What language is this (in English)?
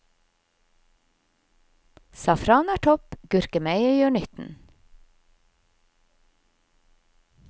Norwegian